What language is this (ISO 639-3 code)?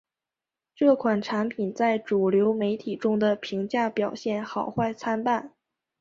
zho